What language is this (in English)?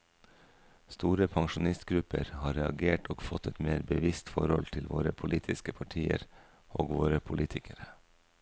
Norwegian